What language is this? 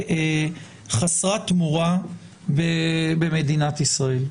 Hebrew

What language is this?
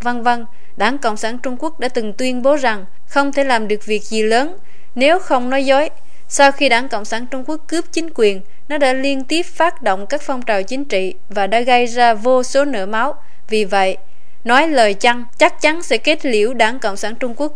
Vietnamese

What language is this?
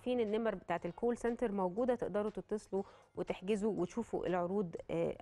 Arabic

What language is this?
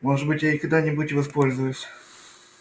Russian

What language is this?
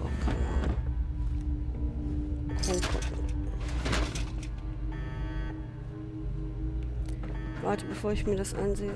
German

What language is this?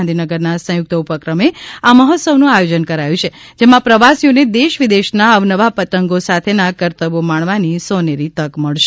Gujarati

